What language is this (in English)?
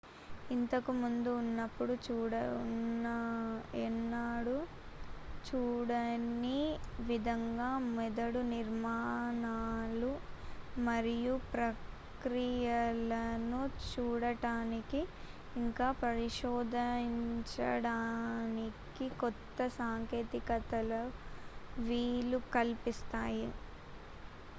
Telugu